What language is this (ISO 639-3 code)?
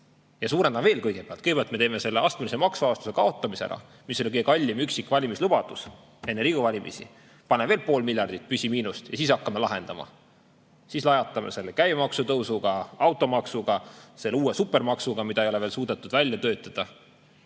est